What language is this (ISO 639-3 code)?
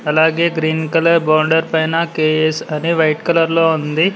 tel